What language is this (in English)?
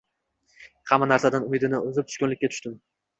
Uzbek